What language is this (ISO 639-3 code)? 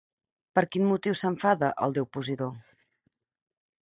cat